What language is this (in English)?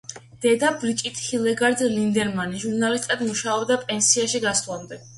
Georgian